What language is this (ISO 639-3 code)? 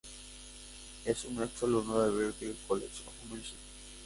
spa